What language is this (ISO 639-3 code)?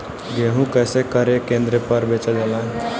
bho